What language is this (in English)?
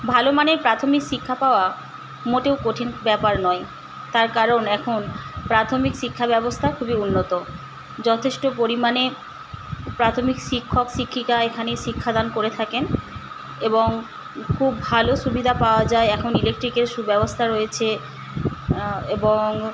Bangla